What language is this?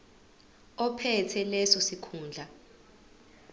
Zulu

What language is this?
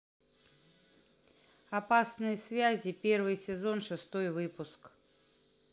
Russian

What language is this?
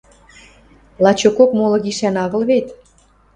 Western Mari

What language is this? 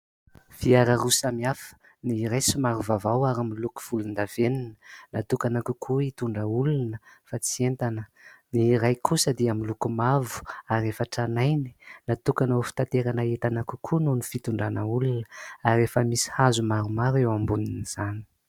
Malagasy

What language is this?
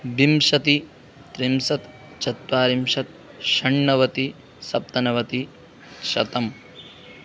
Sanskrit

